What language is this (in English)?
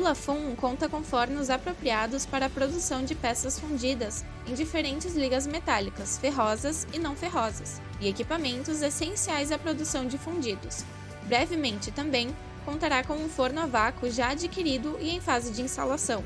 Portuguese